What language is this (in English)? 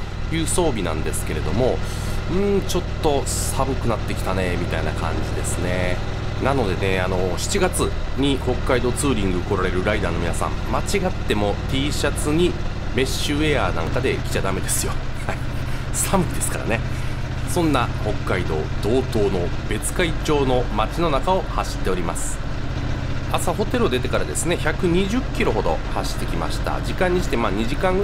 Japanese